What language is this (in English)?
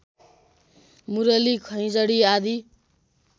Nepali